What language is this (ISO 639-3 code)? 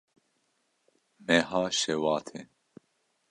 kur